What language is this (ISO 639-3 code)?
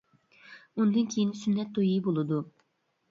uig